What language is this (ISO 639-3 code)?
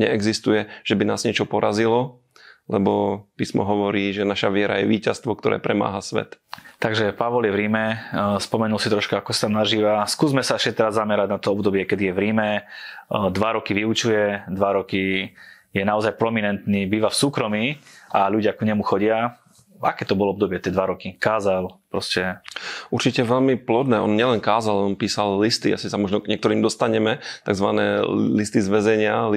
slk